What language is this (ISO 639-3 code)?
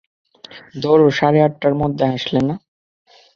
ben